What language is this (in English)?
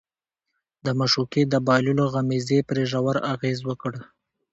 Pashto